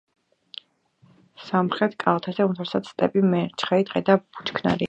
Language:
Georgian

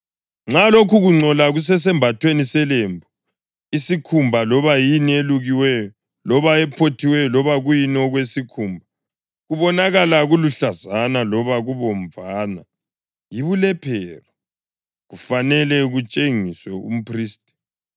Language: North Ndebele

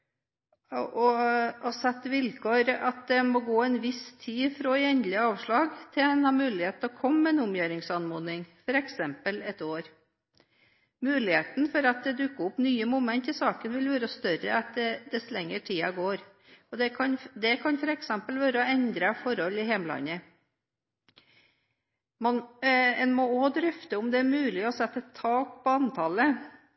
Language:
Norwegian Bokmål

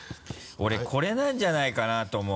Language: Japanese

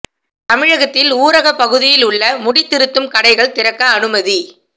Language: Tamil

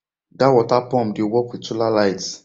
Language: Nigerian Pidgin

